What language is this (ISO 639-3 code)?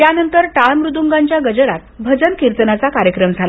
mar